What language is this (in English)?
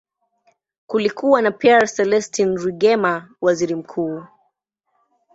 Swahili